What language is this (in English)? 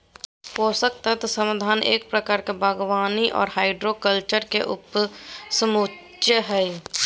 Magahi